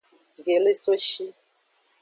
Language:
Aja (Benin)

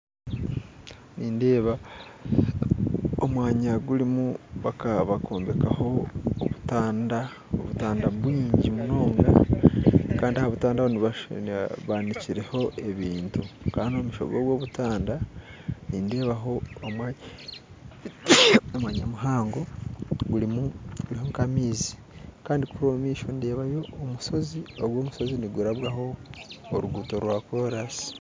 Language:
Nyankole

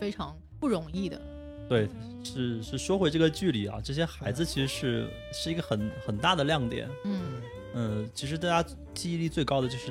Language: Chinese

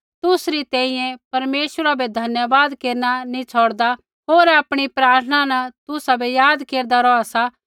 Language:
Kullu Pahari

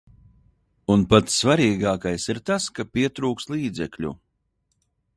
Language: Latvian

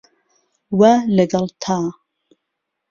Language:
Central Kurdish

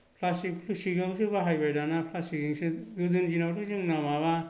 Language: Bodo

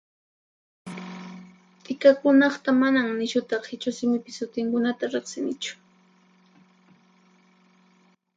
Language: Puno Quechua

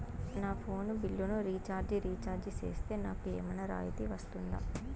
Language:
Telugu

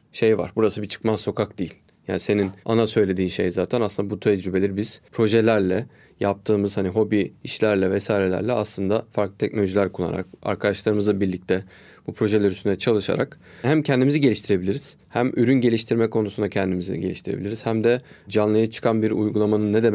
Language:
Turkish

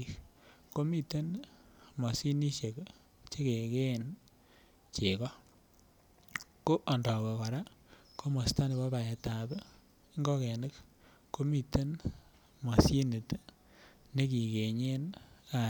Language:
Kalenjin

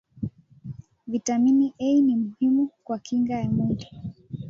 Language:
Swahili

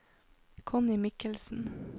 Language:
Norwegian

